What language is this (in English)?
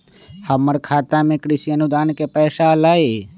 Magahi